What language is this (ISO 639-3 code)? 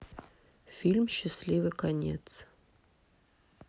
rus